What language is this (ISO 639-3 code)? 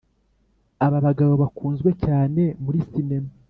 kin